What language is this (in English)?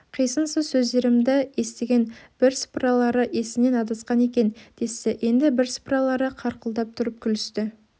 Kazakh